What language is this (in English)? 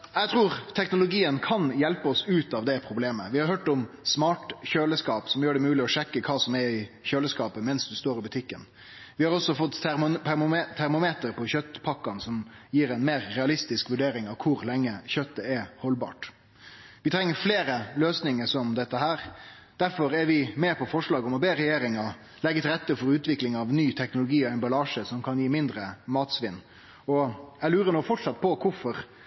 Norwegian Nynorsk